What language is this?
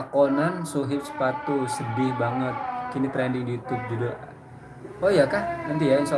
Indonesian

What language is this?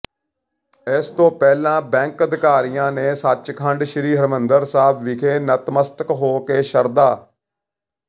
Punjabi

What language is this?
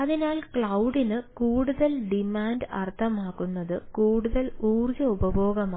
Malayalam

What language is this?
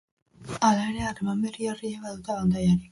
Basque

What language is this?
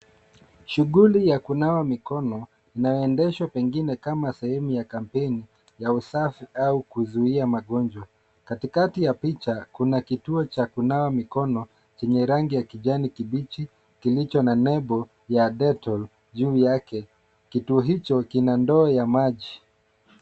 Swahili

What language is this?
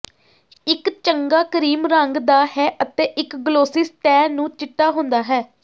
Punjabi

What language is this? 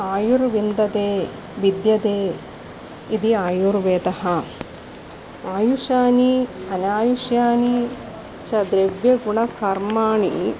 Sanskrit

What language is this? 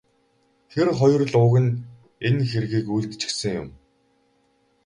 Mongolian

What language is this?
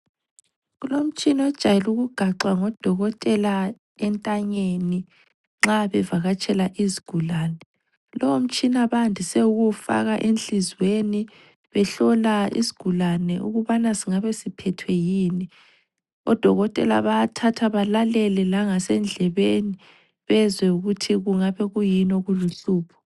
North Ndebele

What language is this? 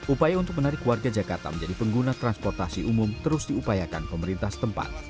Indonesian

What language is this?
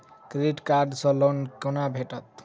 Maithili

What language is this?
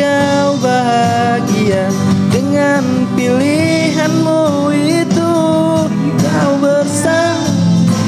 Indonesian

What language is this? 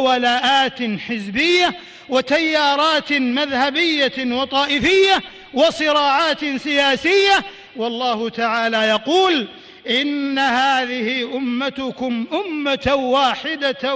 Arabic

